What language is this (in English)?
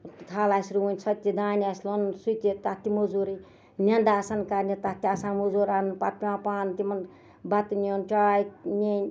Kashmiri